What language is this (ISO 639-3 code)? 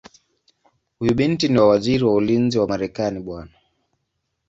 swa